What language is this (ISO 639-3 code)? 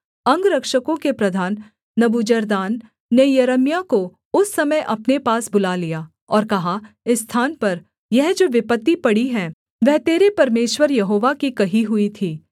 hin